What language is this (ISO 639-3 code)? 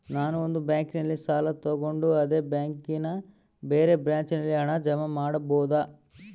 kan